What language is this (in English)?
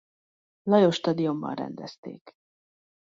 Hungarian